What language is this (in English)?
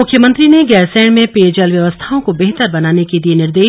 Hindi